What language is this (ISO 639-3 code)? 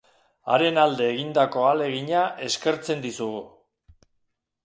eus